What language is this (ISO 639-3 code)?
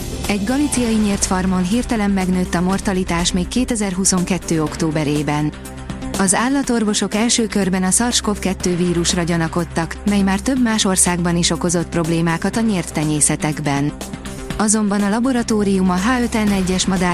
hun